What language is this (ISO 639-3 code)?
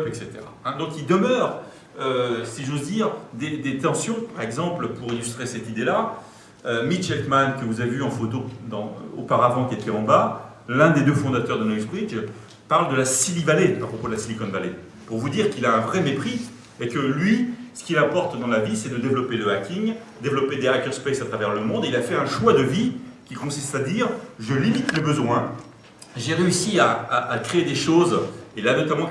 fra